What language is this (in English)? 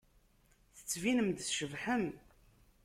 Kabyle